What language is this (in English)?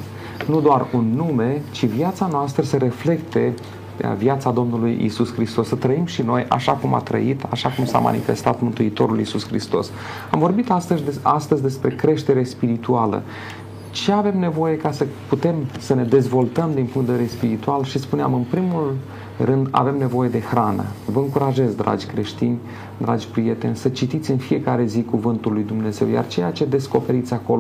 Romanian